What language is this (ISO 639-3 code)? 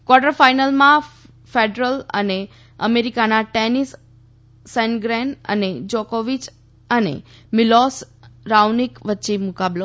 guj